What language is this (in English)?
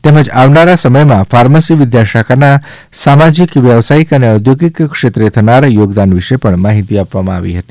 Gujarati